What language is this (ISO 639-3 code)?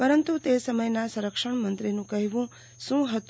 guj